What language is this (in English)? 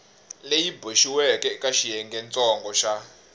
Tsonga